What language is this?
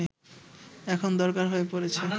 Bangla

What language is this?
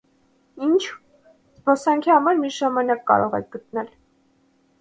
Armenian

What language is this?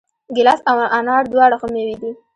Pashto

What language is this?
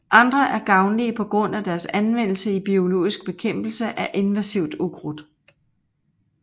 Danish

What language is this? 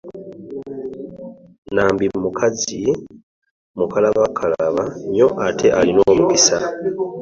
Ganda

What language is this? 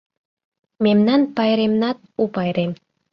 Mari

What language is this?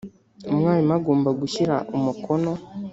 Kinyarwanda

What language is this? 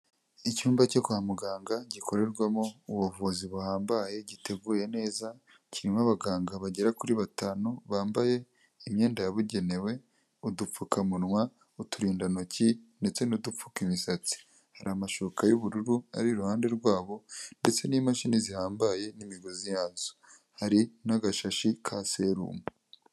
Kinyarwanda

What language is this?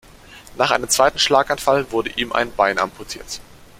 German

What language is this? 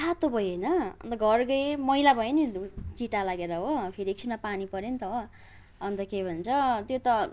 Nepali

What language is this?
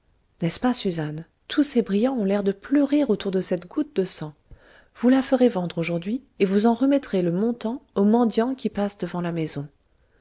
French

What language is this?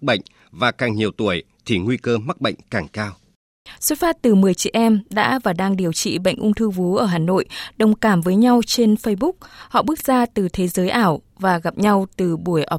Vietnamese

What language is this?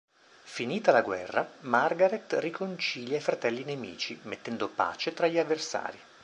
Italian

